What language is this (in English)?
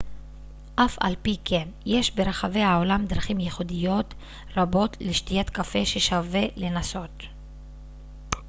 Hebrew